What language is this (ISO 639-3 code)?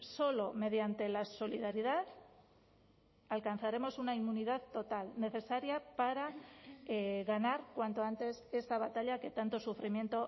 spa